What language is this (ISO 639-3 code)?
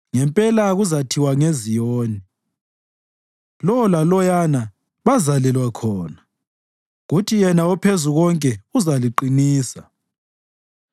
nde